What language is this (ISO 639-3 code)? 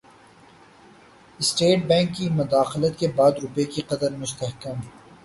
urd